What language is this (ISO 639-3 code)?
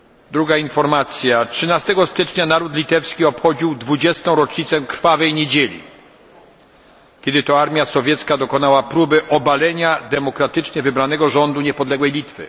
pol